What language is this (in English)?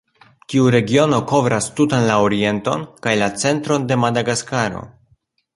Esperanto